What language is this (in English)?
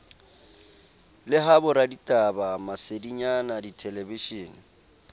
Southern Sotho